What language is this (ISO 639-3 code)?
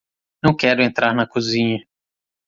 por